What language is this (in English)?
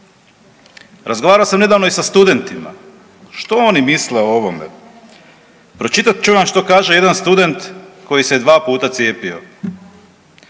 Croatian